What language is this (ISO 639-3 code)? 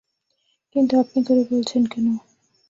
ben